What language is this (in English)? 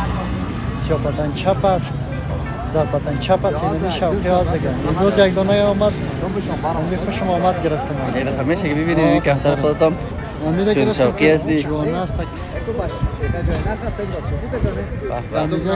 Turkish